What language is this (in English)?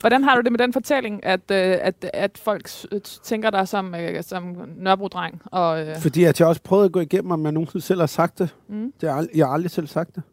Danish